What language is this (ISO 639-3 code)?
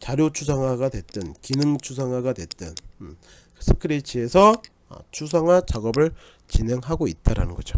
kor